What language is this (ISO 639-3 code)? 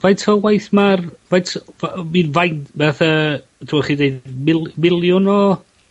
cym